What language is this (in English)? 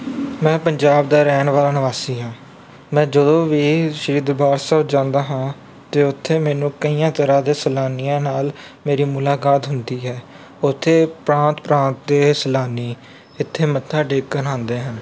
Punjabi